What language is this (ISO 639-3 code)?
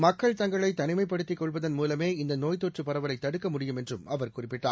tam